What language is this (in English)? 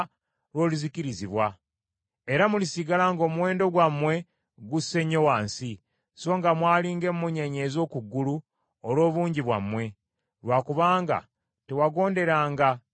Ganda